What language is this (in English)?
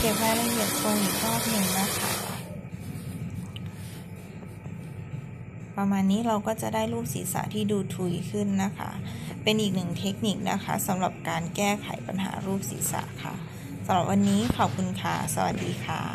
Thai